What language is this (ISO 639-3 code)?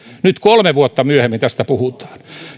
fin